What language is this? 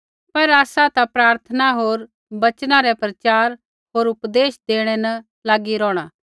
Kullu Pahari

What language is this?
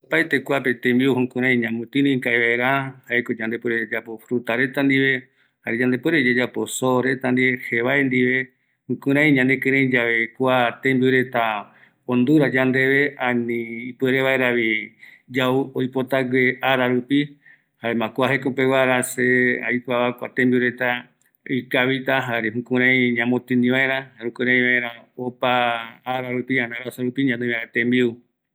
Eastern Bolivian Guaraní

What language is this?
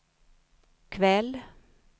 Swedish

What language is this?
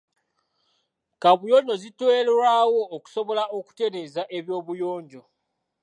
Ganda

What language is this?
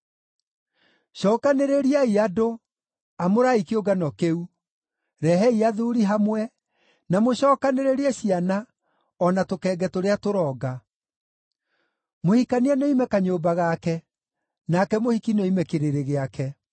Kikuyu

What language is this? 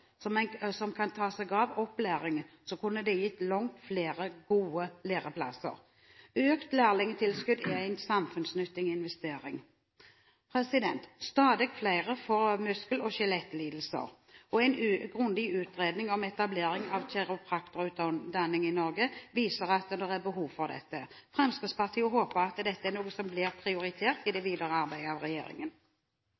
Norwegian Bokmål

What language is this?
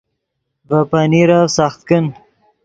Yidgha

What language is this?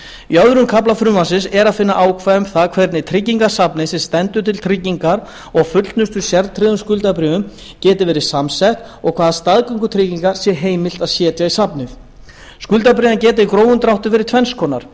Icelandic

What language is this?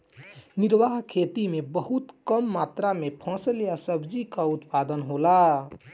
Bhojpuri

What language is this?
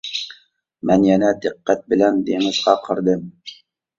Uyghur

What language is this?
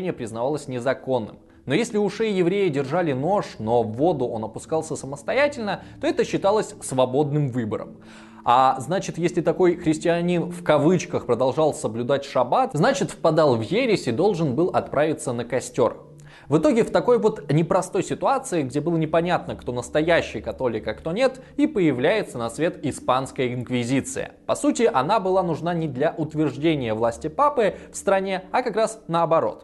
Russian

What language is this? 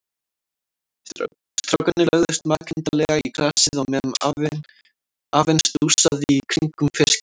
Icelandic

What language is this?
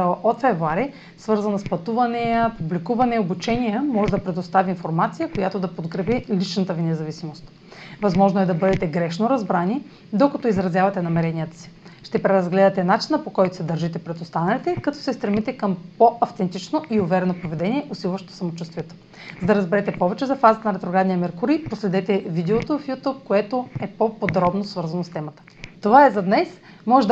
Bulgarian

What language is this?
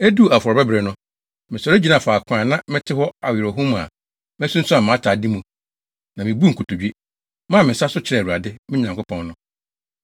Akan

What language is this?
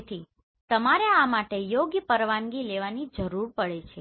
Gujarati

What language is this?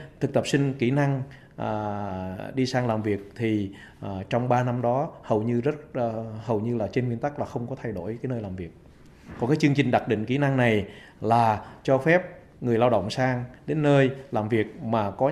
Vietnamese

